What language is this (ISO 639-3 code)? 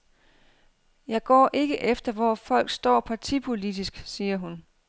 dan